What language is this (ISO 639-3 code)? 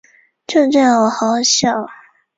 zho